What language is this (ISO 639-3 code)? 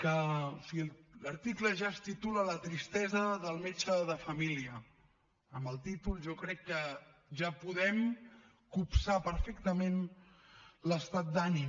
cat